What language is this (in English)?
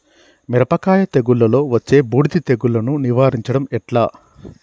Telugu